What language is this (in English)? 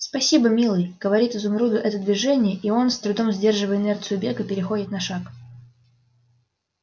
Russian